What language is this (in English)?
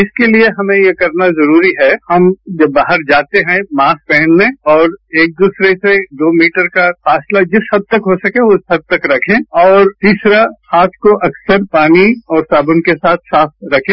Hindi